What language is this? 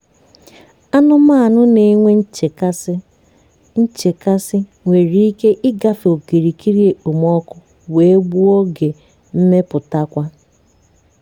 Igbo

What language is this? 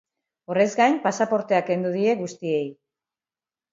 Basque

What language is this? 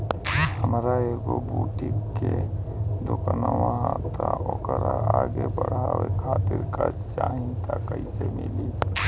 Bhojpuri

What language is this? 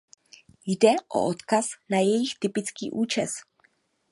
Czech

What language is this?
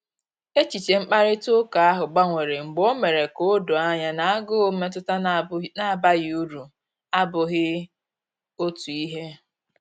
Igbo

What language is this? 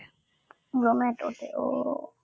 Bangla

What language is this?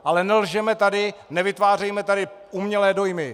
Czech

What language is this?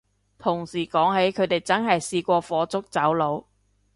Cantonese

